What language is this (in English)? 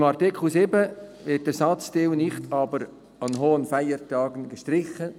Swiss German